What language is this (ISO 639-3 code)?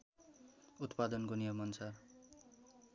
nep